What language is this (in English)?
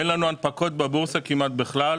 Hebrew